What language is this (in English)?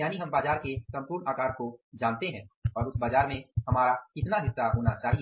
Hindi